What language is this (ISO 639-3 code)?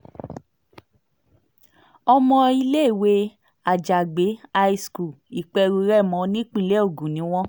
yor